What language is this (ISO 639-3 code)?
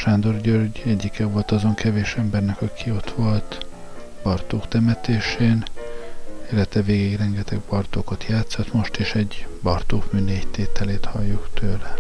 hun